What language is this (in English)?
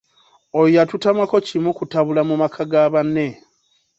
Ganda